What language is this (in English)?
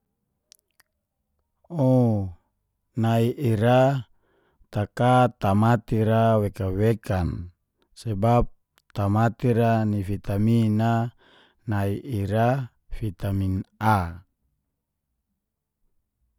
Geser-Gorom